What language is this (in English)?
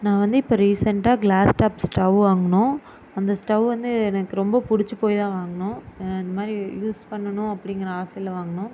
Tamil